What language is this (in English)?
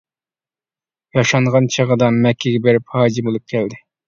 Uyghur